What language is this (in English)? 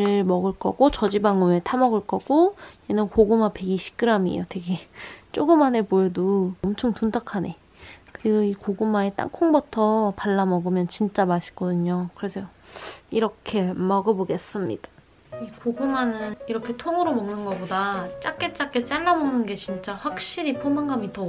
Korean